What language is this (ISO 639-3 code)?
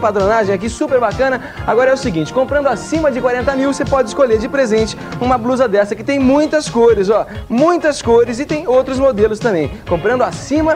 por